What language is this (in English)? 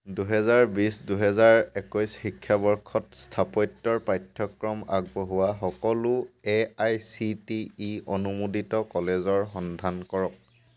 Assamese